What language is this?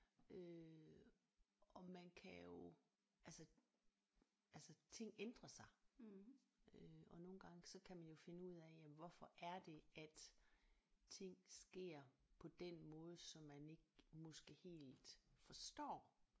Danish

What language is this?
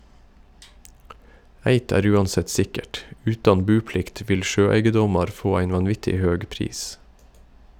Norwegian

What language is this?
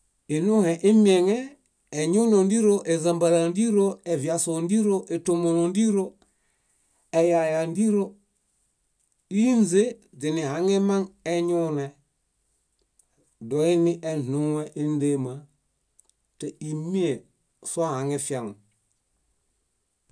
Bayot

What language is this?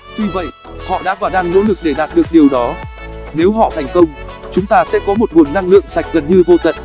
Vietnamese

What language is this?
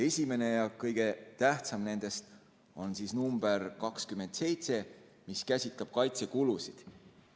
Estonian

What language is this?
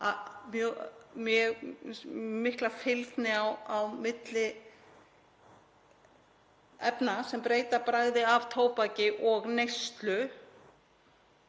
Icelandic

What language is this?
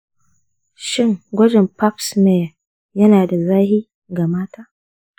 Hausa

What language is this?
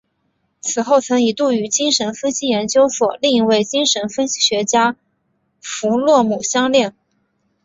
Chinese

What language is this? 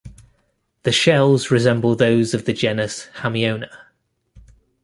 English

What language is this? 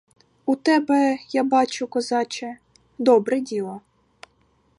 Ukrainian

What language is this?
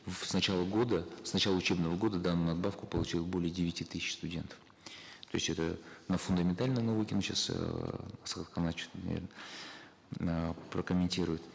Kazakh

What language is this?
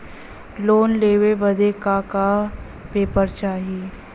Bhojpuri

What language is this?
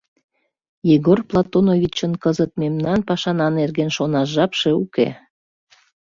Mari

